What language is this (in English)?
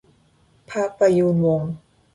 Thai